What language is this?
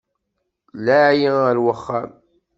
Kabyle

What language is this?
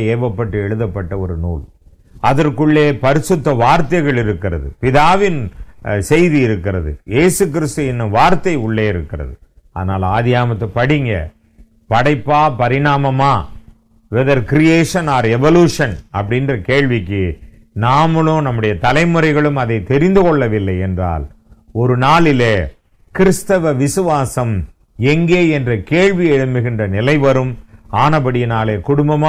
Hindi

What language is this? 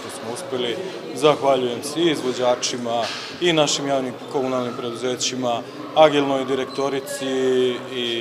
Italian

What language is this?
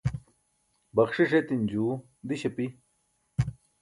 Burushaski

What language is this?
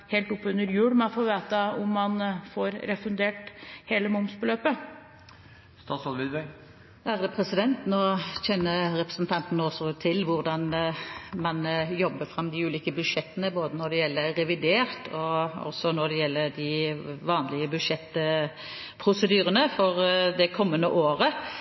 Norwegian Bokmål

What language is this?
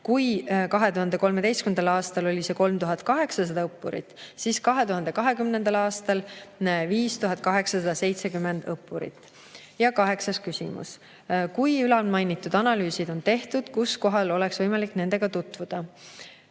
Estonian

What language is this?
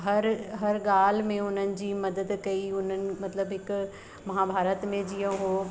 Sindhi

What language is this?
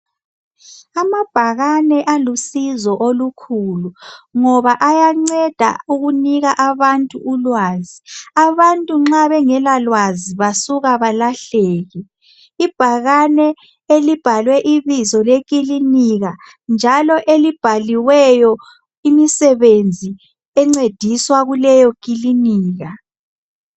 North Ndebele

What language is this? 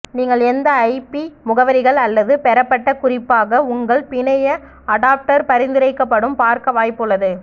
Tamil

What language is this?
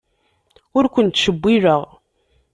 Kabyle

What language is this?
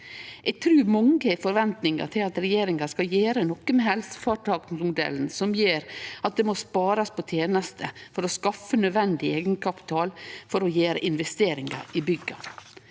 Norwegian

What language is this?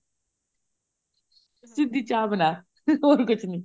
Punjabi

